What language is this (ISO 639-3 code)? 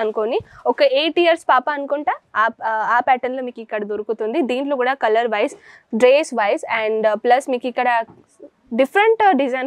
tel